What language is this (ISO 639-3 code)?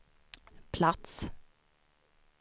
swe